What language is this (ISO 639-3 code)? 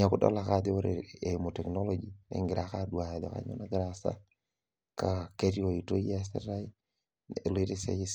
mas